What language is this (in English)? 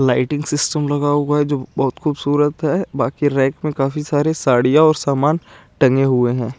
Hindi